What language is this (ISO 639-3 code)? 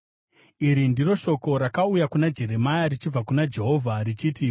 sna